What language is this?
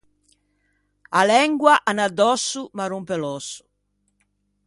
Ligurian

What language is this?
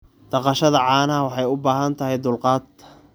Somali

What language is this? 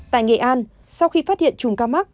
Vietnamese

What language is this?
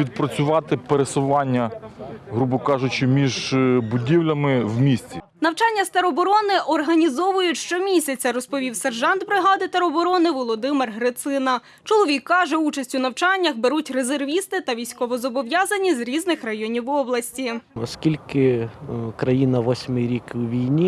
Ukrainian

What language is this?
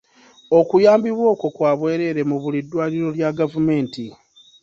Ganda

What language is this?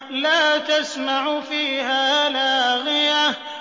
Arabic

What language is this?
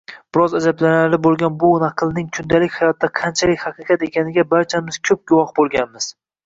Uzbek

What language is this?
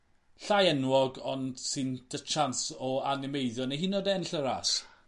Welsh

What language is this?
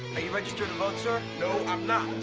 English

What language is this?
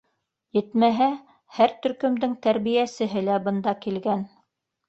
Bashkir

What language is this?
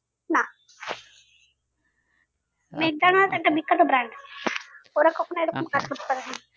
Bangla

